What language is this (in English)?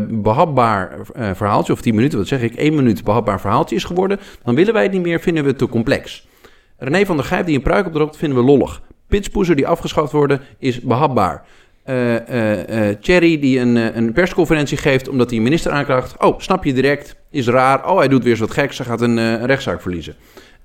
Dutch